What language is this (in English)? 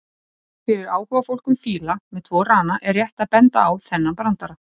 Icelandic